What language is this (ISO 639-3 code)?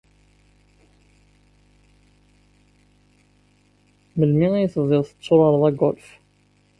kab